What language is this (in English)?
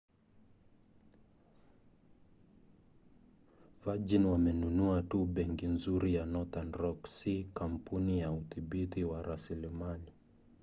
Swahili